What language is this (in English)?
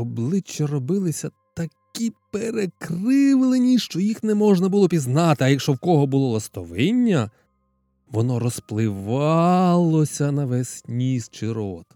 Ukrainian